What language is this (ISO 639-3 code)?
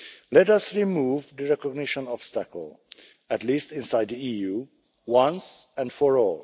eng